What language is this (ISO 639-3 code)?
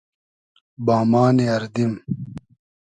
haz